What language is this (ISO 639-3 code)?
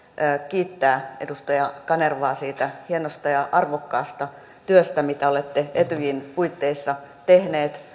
fin